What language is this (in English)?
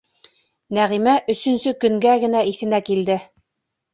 Bashkir